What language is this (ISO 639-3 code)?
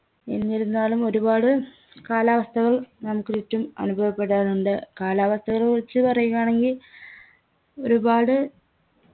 mal